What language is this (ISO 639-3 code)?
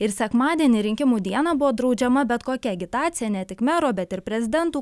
lit